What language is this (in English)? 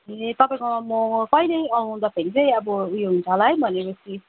Nepali